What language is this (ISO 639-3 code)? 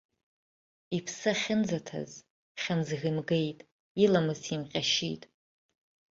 abk